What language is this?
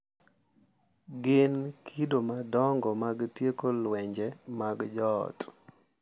Luo (Kenya and Tanzania)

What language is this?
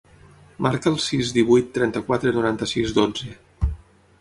Catalan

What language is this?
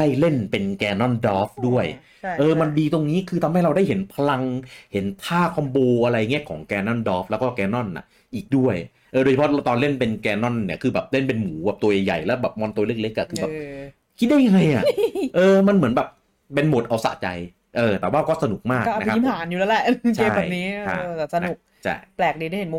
Thai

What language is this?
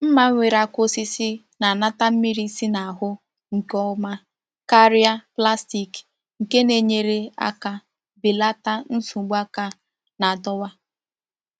Igbo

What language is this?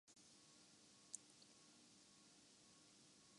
Urdu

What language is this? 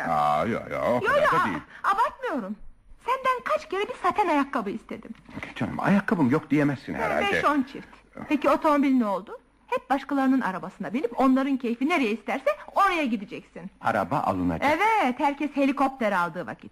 Turkish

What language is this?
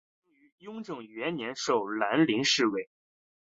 Chinese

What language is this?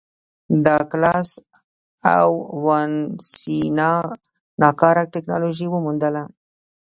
Pashto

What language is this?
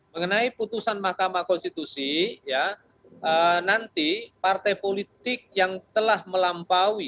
Indonesian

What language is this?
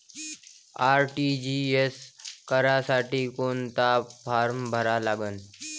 Marathi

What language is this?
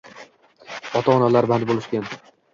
Uzbek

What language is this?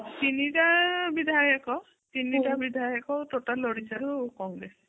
Odia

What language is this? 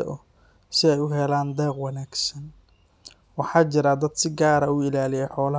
Somali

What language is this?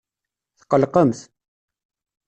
Kabyle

